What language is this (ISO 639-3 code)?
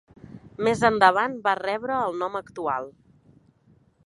cat